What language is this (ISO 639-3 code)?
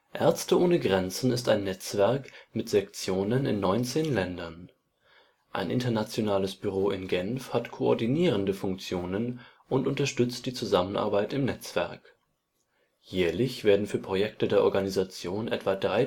deu